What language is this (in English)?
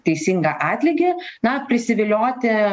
Lithuanian